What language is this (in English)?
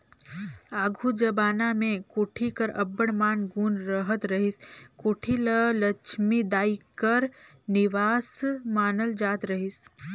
Chhattisgarhi